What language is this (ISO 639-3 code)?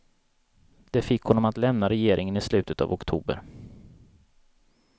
swe